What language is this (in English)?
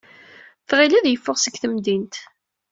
Kabyle